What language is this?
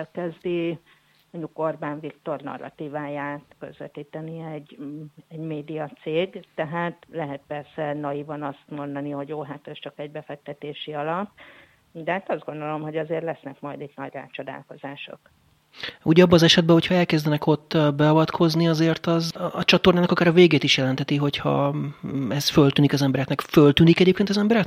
Hungarian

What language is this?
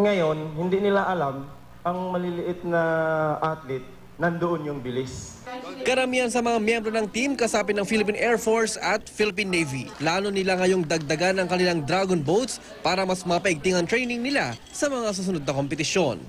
Filipino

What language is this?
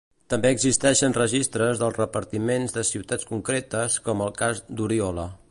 Catalan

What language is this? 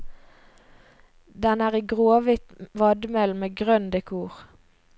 Norwegian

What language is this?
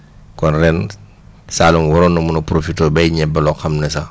Wolof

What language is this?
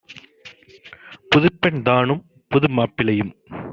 Tamil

